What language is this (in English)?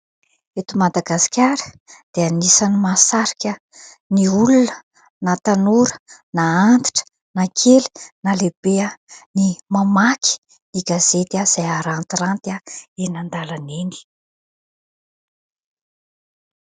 Malagasy